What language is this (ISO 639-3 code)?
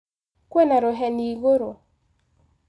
kik